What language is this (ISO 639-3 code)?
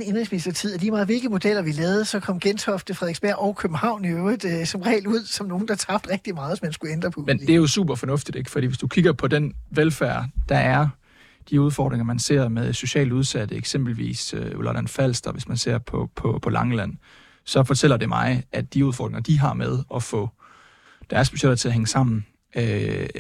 dan